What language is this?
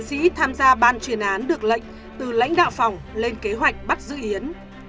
Vietnamese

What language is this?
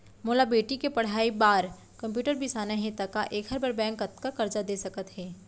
Chhattisgarhi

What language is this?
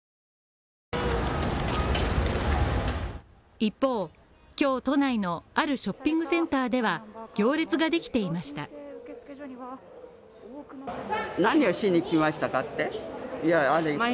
Japanese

